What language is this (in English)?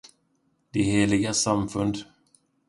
Swedish